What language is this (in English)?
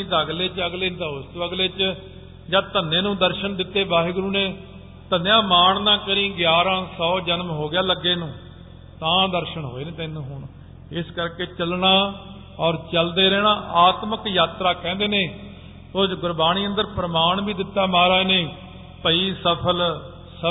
Punjabi